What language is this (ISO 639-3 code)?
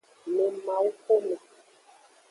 ajg